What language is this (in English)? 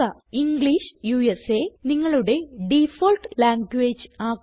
Malayalam